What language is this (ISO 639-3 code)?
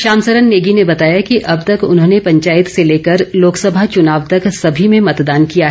hin